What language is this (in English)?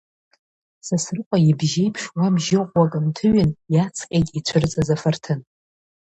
Abkhazian